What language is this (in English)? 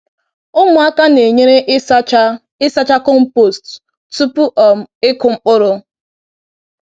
Igbo